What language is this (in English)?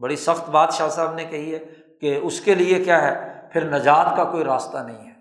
Urdu